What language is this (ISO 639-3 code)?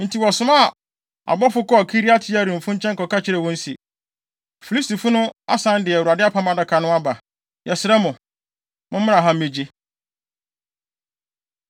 aka